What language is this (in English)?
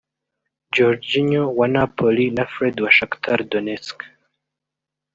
Kinyarwanda